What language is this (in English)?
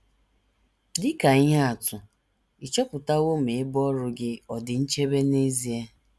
Igbo